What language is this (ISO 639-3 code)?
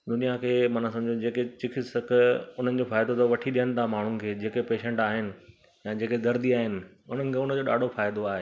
snd